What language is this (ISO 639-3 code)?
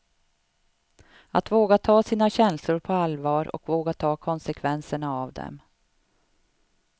swe